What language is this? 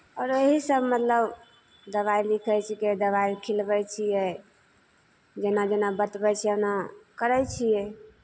Maithili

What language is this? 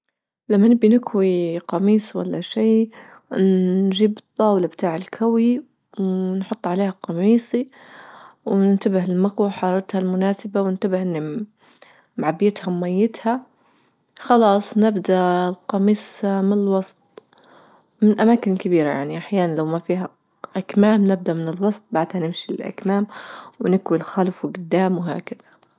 Libyan Arabic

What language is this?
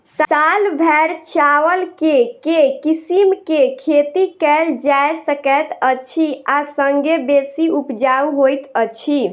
Maithili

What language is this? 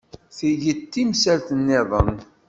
Kabyle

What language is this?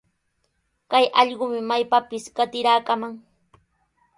Sihuas Ancash Quechua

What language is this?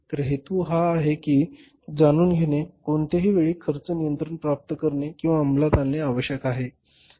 Marathi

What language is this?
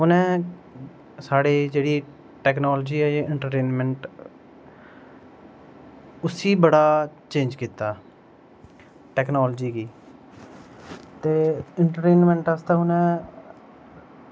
Dogri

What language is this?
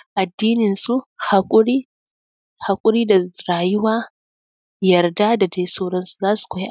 Hausa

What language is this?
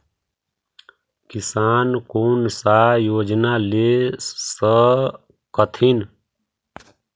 Magahi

